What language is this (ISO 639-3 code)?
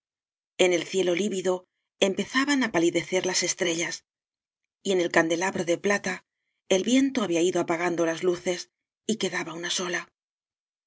spa